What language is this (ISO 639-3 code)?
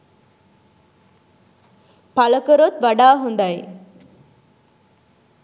sin